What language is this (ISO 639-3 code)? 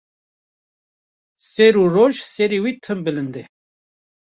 kur